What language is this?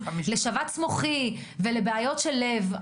Hebrew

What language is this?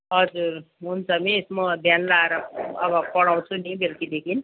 Nepali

